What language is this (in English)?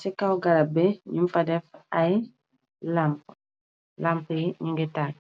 Wolof